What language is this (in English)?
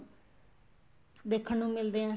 Punjabi